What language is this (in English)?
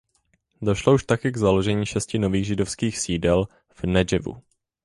Czech